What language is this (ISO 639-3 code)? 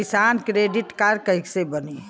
bho